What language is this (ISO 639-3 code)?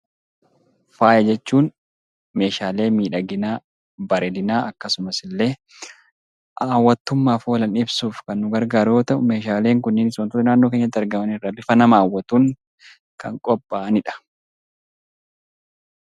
orm